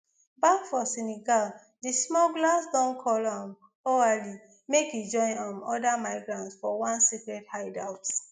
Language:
Nigerian Pidgin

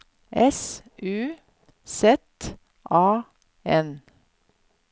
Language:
Norwegian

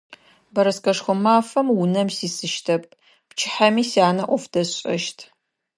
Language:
Adyghe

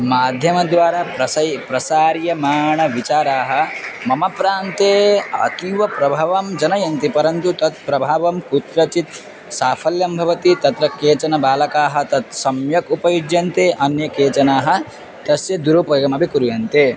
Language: Sanskrit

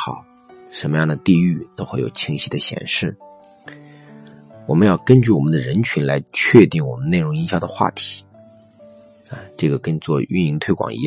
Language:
Chinese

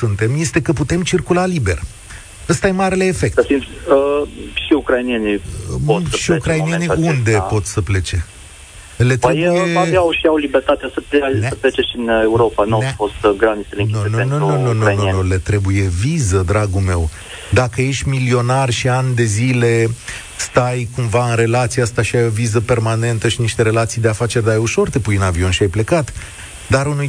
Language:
Romanian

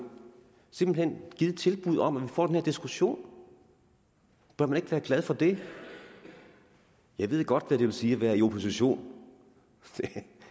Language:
Danish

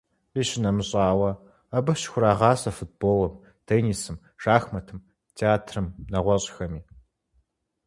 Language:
Kabardian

